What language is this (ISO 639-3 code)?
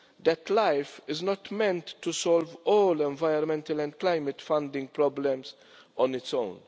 eng